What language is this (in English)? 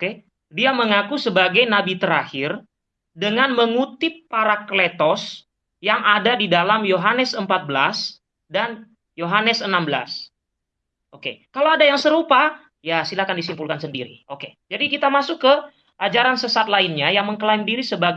Indonesian